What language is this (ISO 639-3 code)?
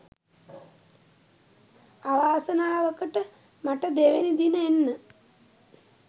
sin